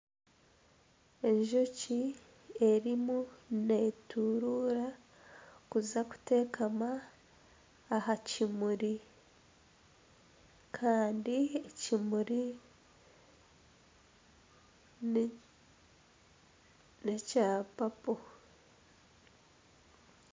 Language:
Nyankole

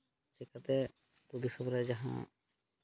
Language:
Santali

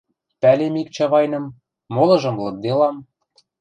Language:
Western Mari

